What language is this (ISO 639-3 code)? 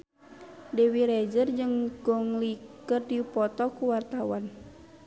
sun